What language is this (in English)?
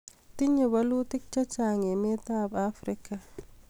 Kalenjin